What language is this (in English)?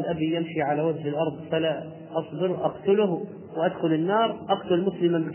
Arabic